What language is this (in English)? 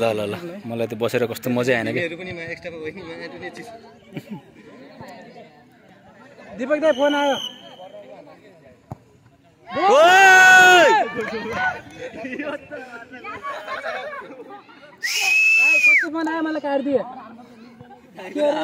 Arabic